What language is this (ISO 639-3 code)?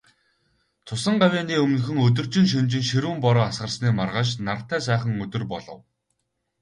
mon